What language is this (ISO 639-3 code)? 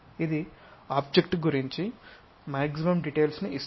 tel